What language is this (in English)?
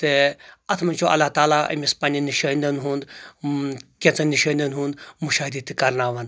Kashmiri